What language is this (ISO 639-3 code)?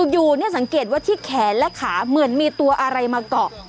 tha